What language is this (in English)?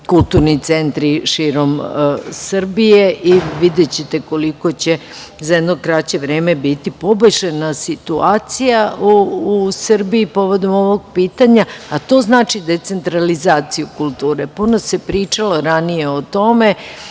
Serbian